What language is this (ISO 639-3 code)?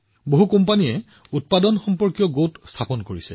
asm